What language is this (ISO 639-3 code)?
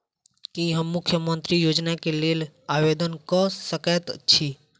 mai